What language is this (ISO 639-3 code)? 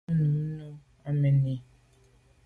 byv